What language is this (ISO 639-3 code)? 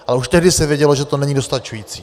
ces